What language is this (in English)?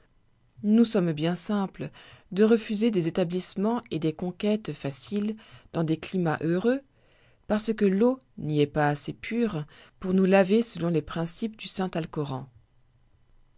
French